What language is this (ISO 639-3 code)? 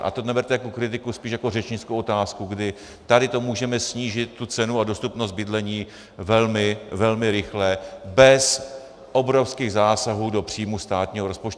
ces